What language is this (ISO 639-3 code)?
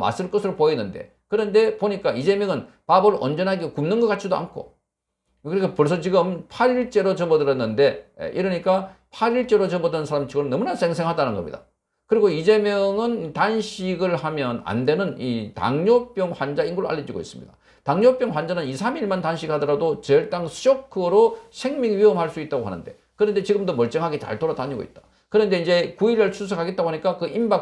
kor